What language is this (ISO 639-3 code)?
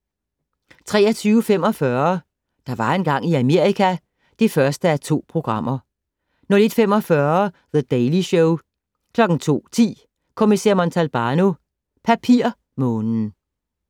dan